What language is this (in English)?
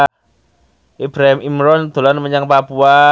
Javanese